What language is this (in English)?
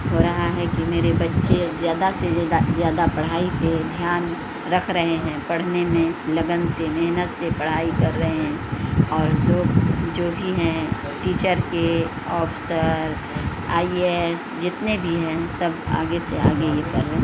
Urdu